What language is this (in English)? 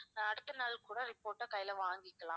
Tamil